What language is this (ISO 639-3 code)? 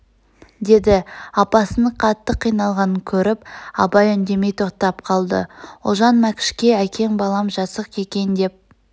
kaz